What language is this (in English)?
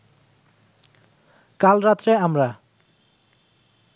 Bangla